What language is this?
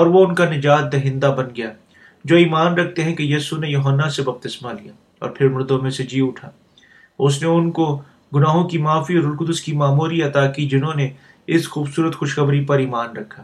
Urdu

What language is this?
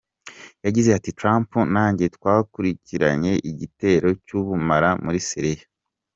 Kinyarwanda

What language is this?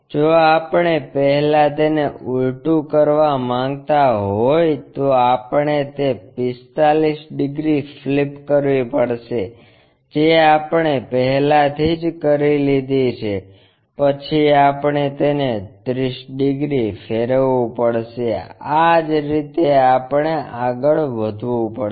Gujarati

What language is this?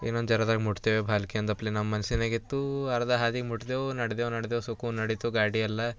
Kannada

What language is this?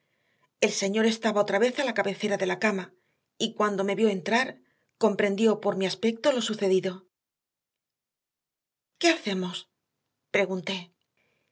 Spanish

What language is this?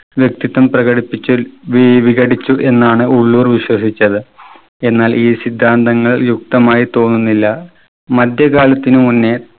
Malayalam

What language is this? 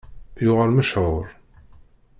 Kabyle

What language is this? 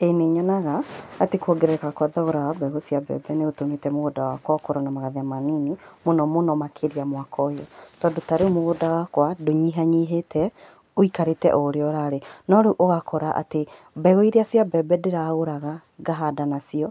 Kikuyu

